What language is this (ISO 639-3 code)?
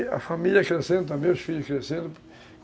por